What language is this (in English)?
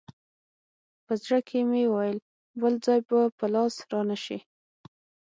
Pashto